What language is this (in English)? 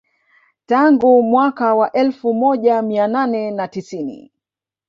Swahili